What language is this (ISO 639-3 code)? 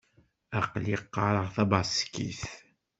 kab